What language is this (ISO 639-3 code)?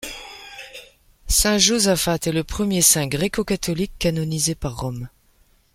fra